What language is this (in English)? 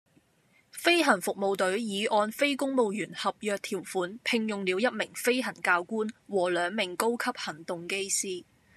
Cantonese